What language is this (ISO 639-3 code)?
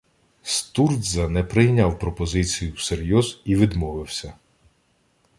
ukr